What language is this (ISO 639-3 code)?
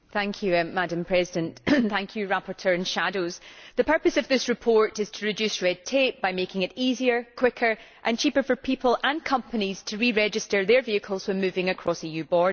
eng